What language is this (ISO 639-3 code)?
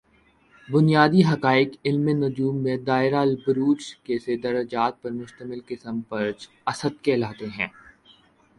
urd